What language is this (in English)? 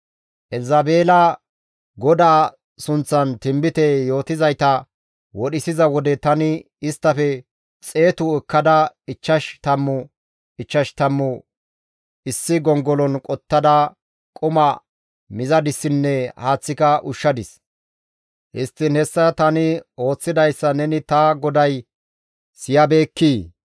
Gamo